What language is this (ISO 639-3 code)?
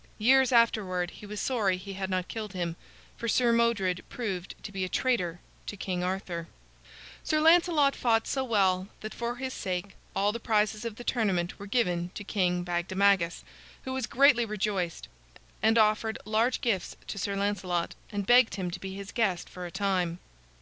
eng